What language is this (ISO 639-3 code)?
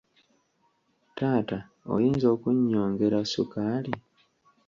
lug